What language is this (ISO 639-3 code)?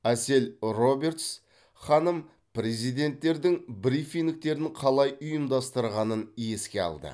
kaz